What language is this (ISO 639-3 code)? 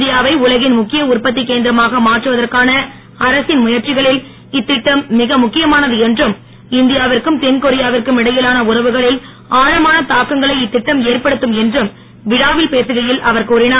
tam